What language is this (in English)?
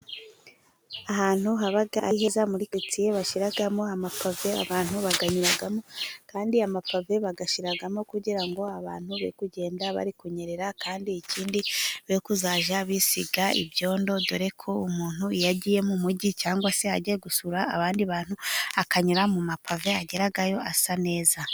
Kinyarwanda